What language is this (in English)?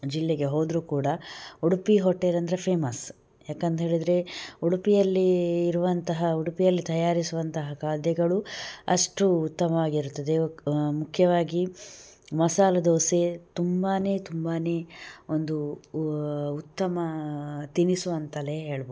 Kannada